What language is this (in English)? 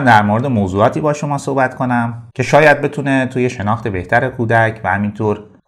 Persian